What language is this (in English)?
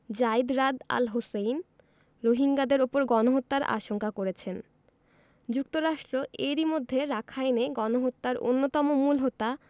Bangla